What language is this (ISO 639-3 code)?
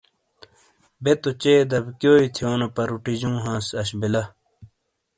scl